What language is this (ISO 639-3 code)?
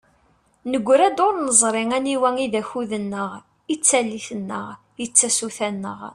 kab